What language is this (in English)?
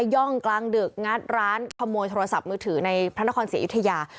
Thai